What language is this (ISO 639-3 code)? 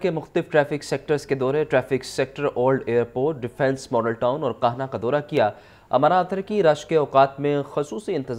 hin